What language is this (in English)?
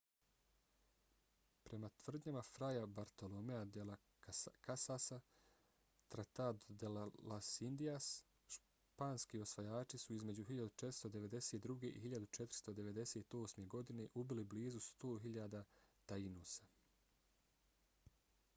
Bosnian